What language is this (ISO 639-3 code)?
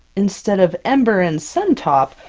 eng